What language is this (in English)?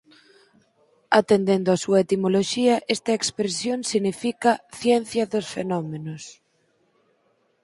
Galician